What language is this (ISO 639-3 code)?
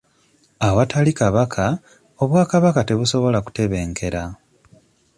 lug